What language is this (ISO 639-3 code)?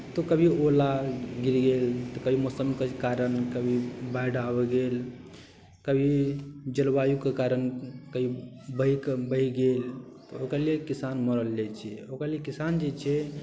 mai